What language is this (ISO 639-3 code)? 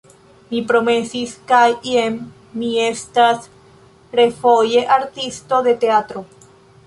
epo